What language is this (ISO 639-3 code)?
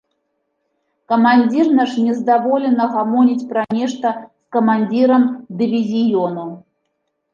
bel